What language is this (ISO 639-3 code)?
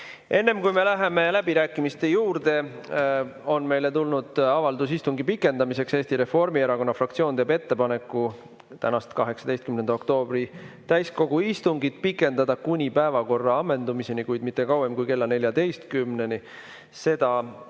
est